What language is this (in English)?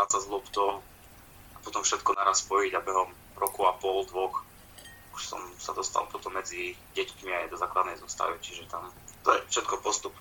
Slovak